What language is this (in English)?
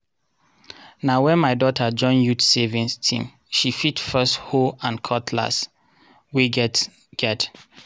Nigerian Pidgin